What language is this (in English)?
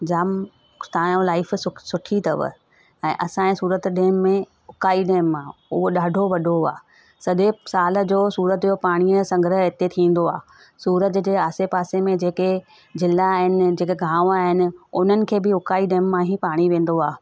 Sindhi